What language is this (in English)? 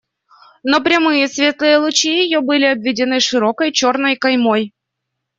Russian